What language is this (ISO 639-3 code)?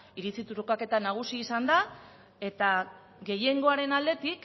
eus